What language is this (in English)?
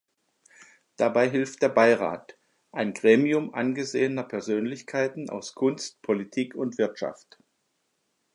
German